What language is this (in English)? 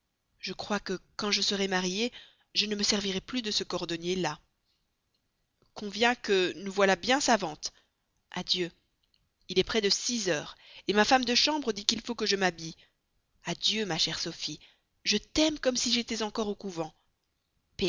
French